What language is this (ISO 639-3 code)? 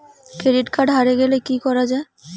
ben